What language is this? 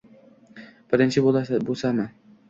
Uzbek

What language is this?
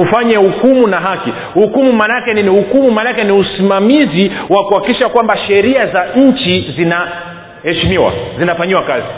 Swahili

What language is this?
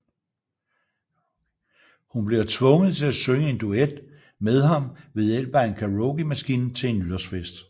Danish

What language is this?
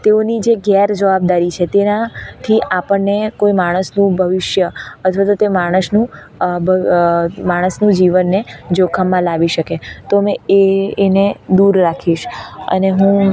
Gujarati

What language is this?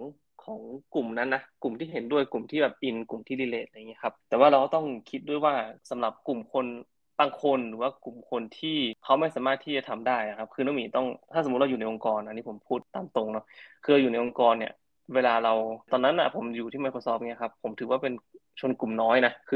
Thai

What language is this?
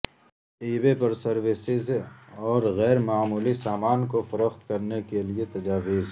Urdu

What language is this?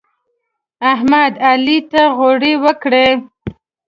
Pashto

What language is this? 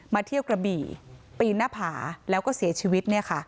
Thai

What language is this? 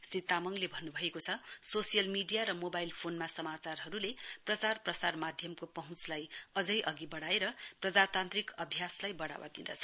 Nepali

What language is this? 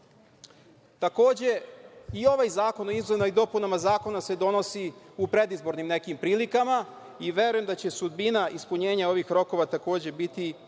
Serbian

